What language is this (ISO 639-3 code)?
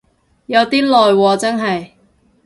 yue